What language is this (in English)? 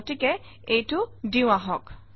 Assamese